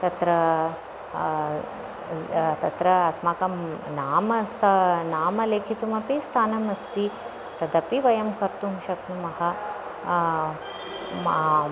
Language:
Sanskrit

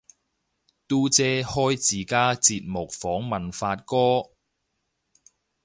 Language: Cantonese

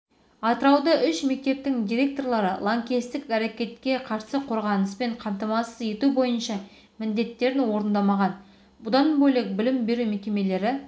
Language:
Kazakh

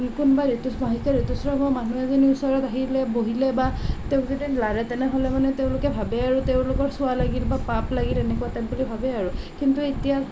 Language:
Assamese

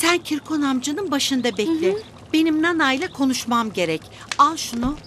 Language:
Turkish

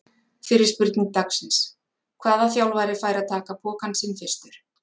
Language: Icelandic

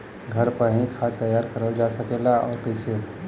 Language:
Bhojpuri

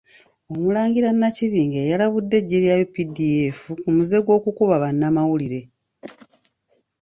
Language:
Ganda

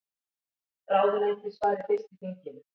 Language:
Icelandic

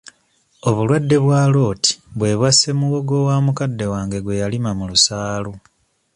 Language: Ganda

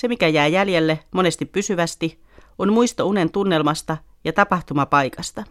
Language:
Finnish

